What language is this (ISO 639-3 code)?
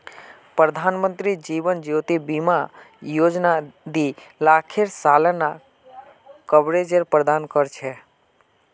mag